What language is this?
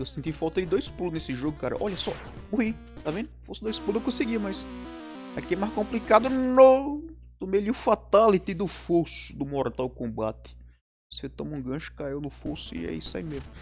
Portuguese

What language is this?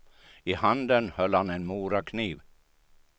Swedish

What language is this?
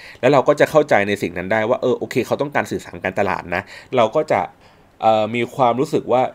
Thai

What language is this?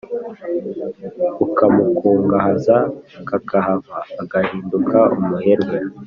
Kinyarwanda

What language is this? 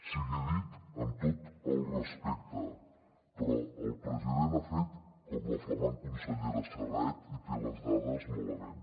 Catalan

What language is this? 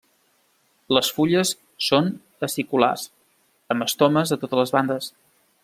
Catalan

